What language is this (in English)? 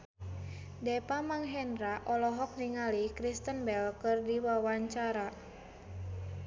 Sundanese